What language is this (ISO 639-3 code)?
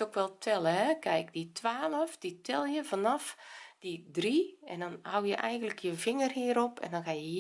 nld